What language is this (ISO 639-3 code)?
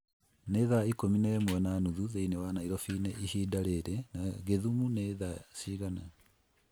kik